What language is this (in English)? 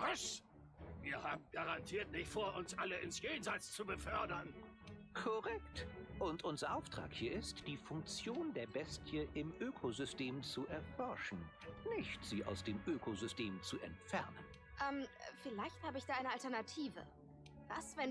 German